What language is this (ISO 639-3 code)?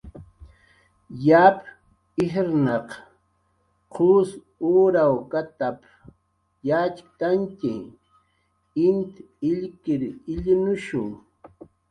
jqr